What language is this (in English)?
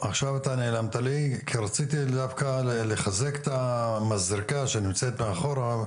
Hebrew